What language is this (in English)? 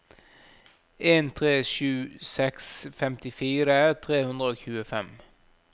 Norwegian